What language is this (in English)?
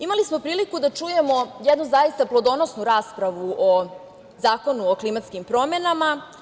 Serbian